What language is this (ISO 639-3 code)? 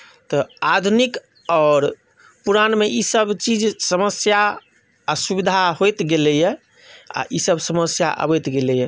mai